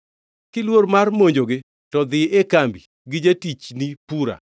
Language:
Luo (Kenya and Tanzania)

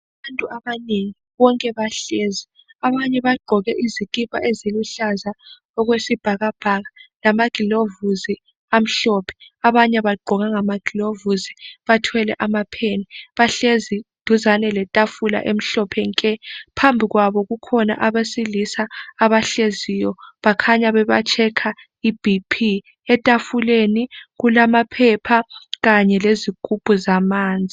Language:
North Ndebele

